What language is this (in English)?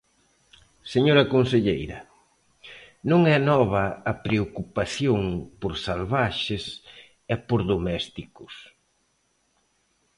Galician